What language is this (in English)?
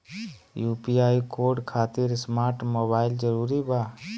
Magahi